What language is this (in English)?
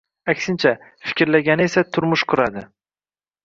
Uzbek